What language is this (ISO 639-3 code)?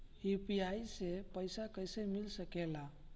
bho